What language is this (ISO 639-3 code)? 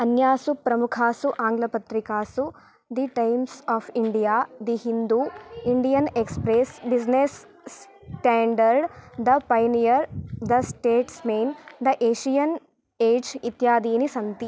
san